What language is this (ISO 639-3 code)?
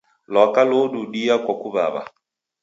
dav